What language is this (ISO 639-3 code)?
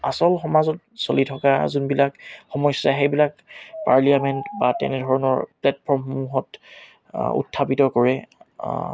asm